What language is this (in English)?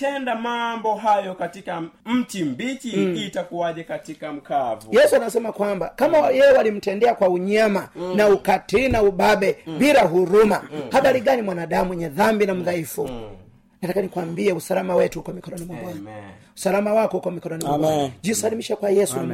Swahili